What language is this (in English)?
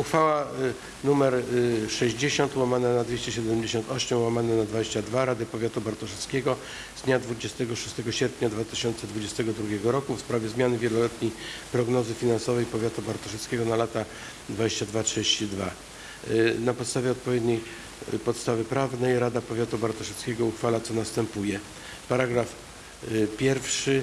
Polish